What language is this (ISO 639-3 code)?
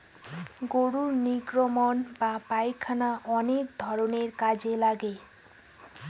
ben